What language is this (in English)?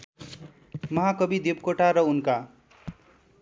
Nepali